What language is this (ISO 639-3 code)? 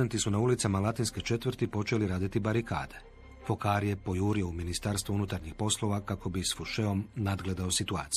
hrv